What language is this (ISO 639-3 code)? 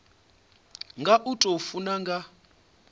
ven